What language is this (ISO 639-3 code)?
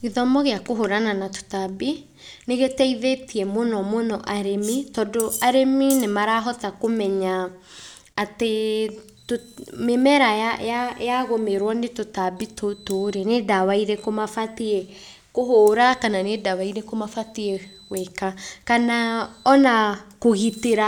kik